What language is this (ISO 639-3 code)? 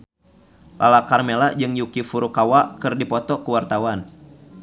sun